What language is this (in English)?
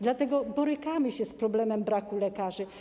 Polish